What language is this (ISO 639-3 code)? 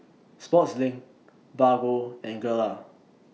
eng